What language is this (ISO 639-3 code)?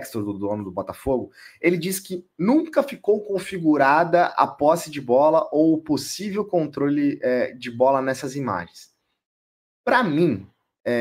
por